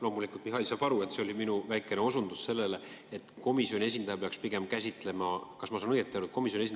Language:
Estonian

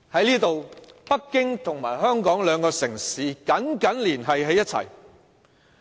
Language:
Cantonese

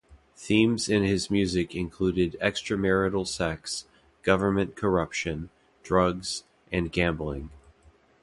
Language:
English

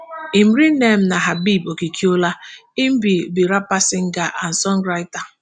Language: Nigerian Pidgin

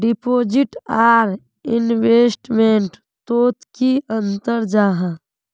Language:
Magahi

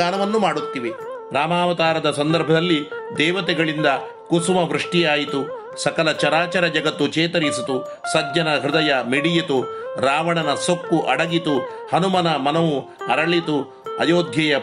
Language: Kannada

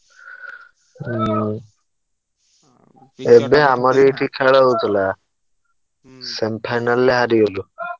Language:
Odia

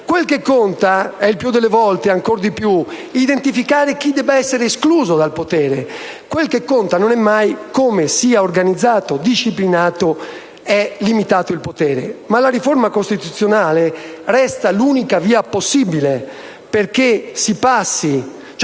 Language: Italian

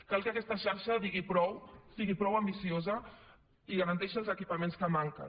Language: Catalan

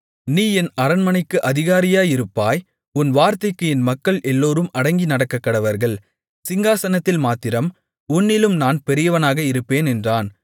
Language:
Tamil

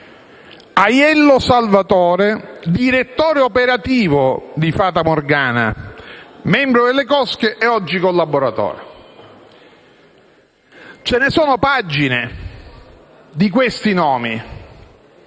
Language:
Italian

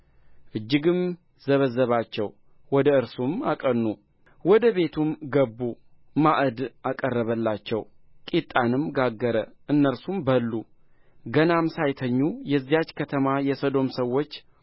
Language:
Amharic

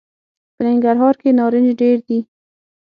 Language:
Pashto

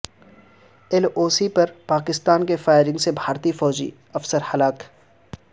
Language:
Urdu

